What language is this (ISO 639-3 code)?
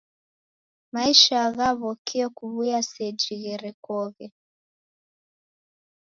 dav